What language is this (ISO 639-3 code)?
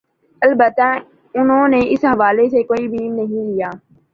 urd